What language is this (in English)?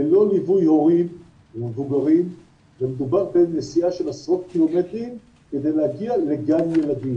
Hebrew